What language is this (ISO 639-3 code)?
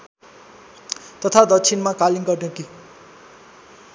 nep